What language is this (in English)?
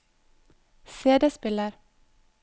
Norwegian